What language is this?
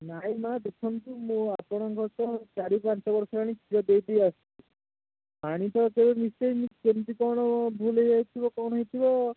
Odia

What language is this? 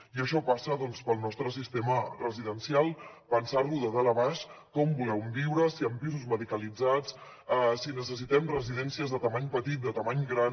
Catalan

